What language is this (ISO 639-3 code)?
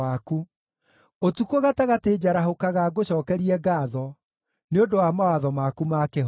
kik